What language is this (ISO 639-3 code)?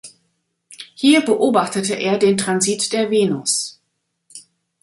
deu